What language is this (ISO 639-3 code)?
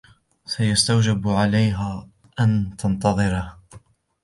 ara